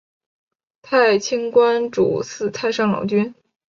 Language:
Chinese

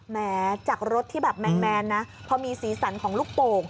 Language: Thai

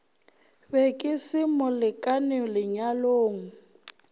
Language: Northern Sotho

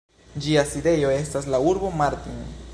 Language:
Esperanto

